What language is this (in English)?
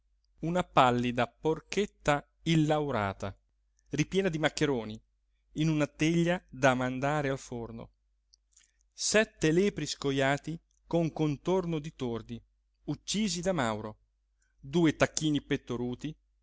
Italian